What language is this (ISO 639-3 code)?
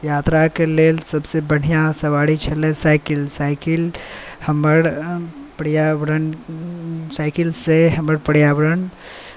mai